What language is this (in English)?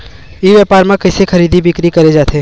Chhattisgarhi